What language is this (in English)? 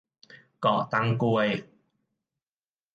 Thai